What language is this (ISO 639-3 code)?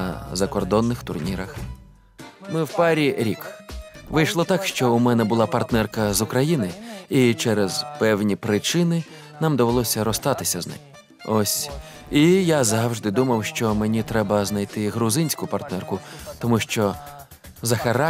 ukr